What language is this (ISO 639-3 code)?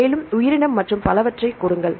tam